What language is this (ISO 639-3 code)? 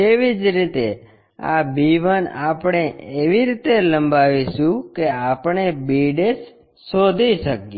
guj